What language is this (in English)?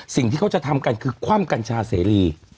Thai